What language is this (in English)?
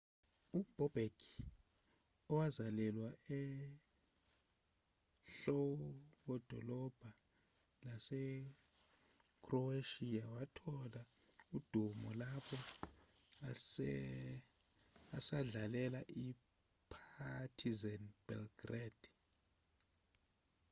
Zulu